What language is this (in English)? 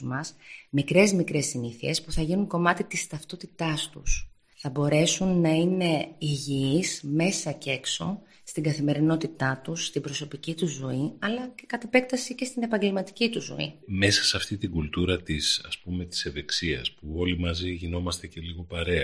Greek